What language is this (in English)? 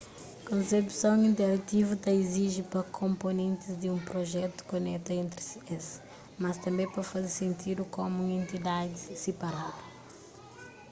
Kabuverdianu